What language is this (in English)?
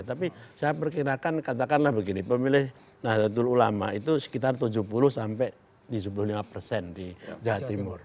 Indonesian